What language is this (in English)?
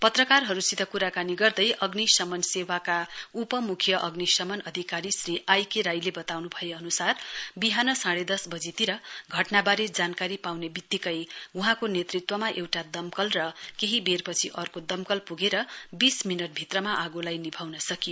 Nepali